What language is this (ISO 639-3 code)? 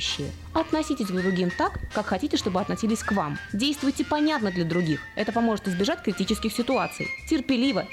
rus